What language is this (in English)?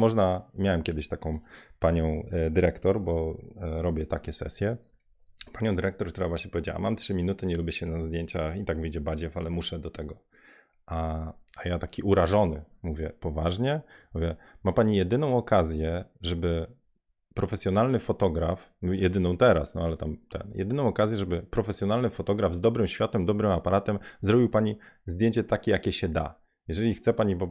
Polish